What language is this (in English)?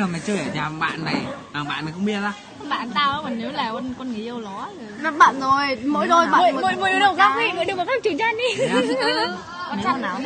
Vietnamese